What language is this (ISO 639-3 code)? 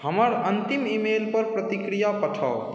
mai